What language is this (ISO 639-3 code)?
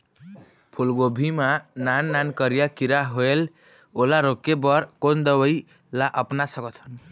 hne